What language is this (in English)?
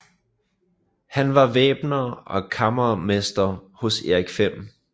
Danish